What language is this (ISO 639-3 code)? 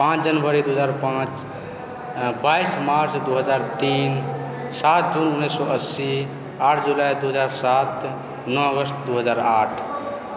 mai